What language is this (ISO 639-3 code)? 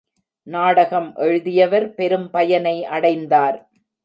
tam